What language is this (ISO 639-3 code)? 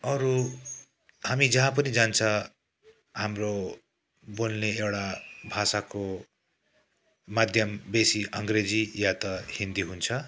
nep